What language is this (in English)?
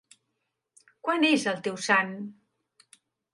Catalan